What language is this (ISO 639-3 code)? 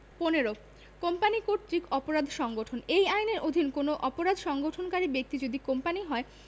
ben